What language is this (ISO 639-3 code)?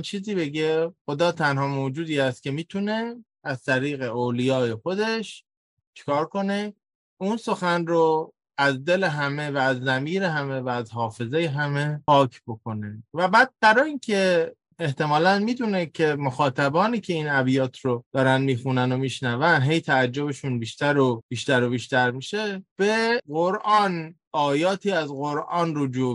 fas